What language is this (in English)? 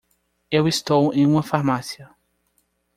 Portuguese